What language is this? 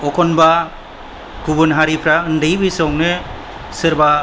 Bodo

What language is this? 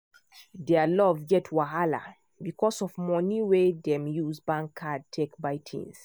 Nigerian Pidgin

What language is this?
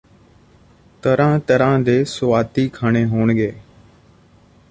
Punjabi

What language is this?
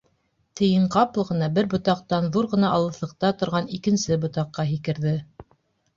Bashkir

